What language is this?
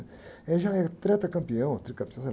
Portuguese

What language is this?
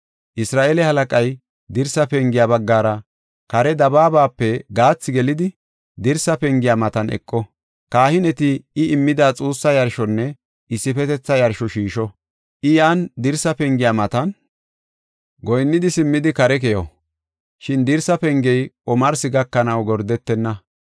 Gofa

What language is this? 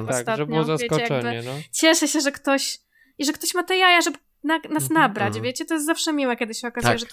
Polish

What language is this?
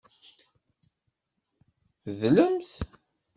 Kabyle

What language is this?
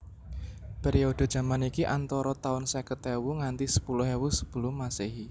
Javanese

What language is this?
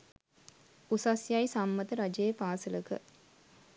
Sinhala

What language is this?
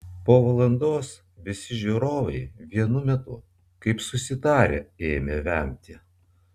Lithuanian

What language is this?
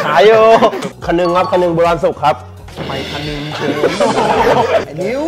Thai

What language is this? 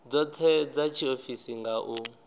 Venda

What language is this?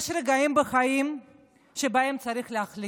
Hebrew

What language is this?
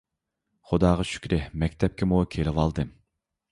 Uyghur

